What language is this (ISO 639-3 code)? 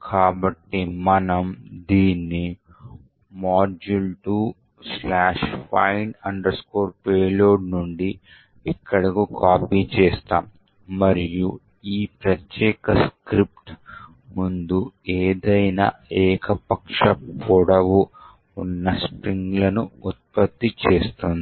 tel